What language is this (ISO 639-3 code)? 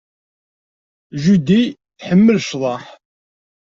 kab